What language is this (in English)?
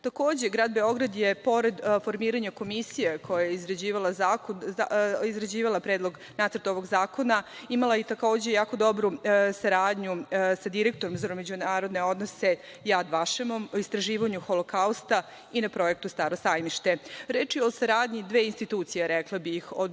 Serbian